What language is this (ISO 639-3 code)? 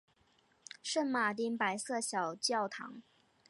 zho